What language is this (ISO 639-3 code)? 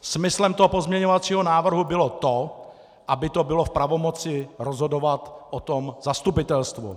ces